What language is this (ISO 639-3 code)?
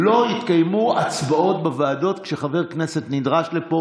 heb